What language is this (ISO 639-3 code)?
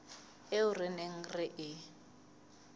sot